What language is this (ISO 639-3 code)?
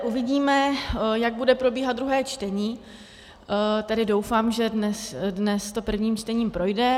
ces